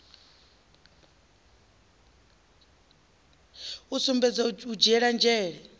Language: Venda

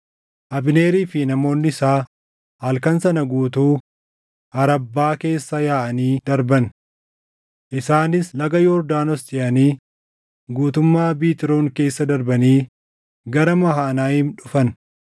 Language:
Oromo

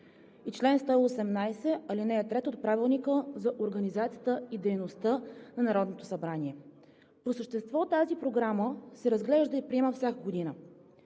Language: Bulgarian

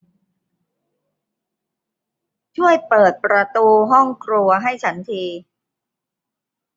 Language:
Thai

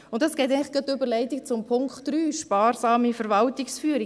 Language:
Swiss German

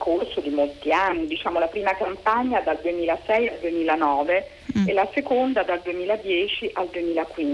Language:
Italian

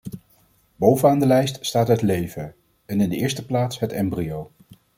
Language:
Dutch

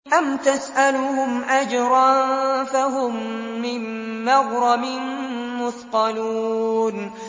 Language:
Arabic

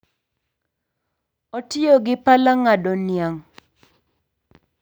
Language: Luo (Kenya and Tanzania)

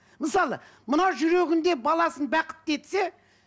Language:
Kazakh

